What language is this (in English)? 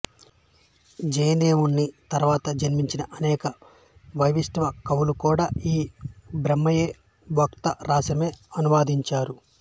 Telugu